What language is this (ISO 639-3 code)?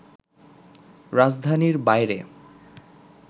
ben